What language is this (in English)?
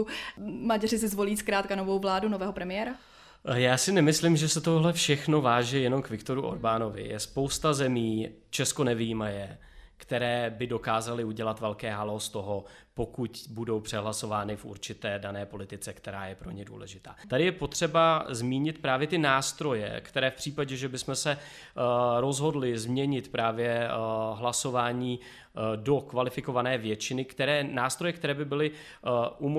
Czech